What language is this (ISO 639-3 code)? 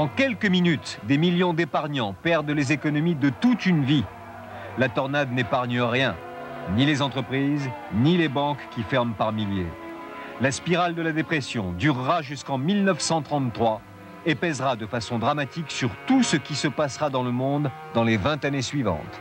fra